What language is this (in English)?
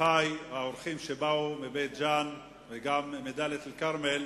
Hebrew